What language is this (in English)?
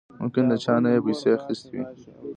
Pashto